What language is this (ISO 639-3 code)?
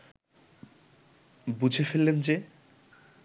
ben